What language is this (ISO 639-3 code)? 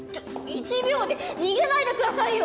jpn